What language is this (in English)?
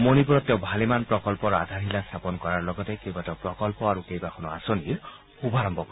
Assamese